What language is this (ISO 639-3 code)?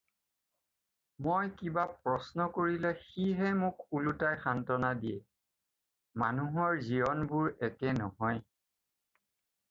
asm